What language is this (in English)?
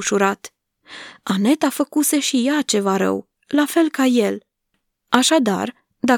Romanian